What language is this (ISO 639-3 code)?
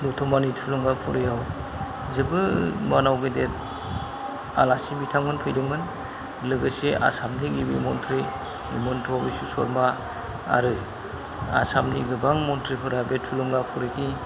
brx